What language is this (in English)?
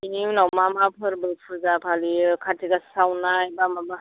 Bodo